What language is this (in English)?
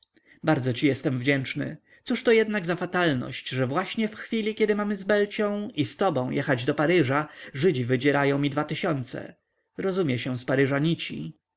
Polish